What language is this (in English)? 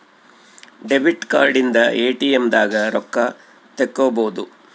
Kannada